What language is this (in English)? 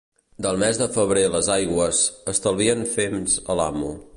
Catalan